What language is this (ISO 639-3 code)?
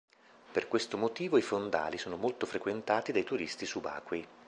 ita